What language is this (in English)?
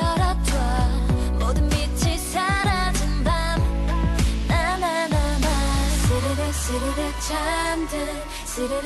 Korean